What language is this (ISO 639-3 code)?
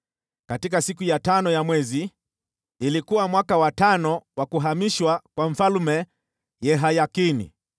swa